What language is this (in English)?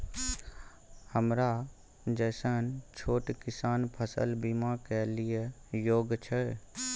Maithili